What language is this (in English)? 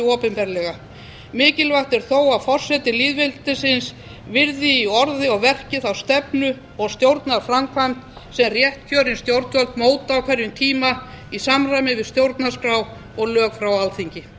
Icelandic